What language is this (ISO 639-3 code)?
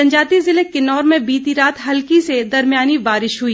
hin